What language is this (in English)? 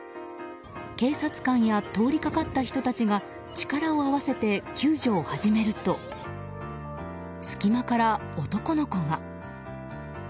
Japanese